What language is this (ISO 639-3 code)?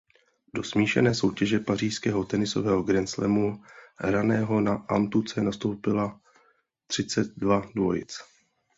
ces